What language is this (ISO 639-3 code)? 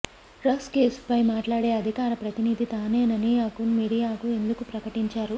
tel